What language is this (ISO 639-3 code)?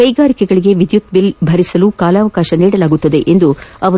kan